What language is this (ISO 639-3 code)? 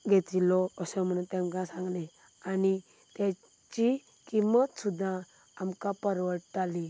kok